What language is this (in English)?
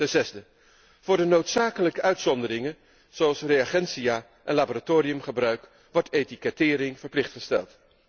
Dutch